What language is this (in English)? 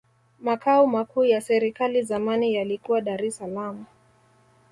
Swahili